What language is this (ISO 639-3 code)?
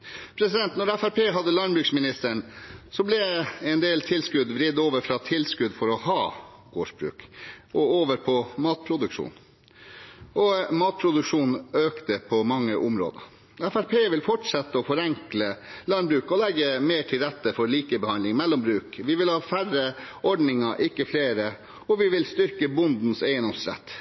nob